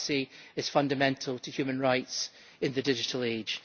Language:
English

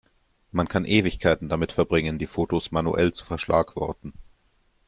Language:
German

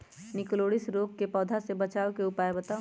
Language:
Magahi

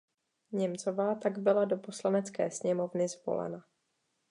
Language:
Czech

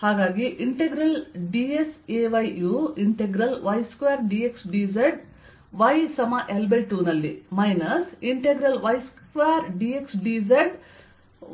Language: Kannada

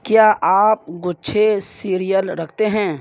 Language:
Urdu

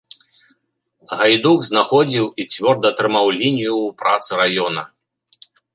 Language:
Belarusian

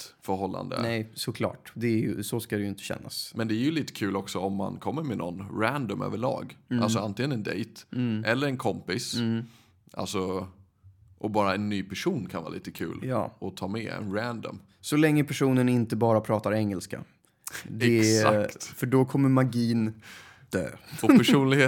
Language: Swedish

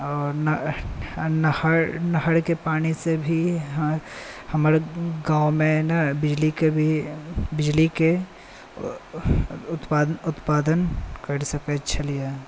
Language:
Maithili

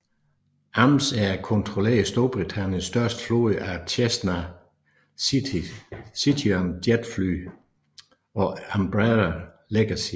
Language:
Danish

